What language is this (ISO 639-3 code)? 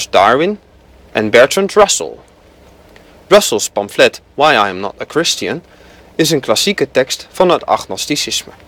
nld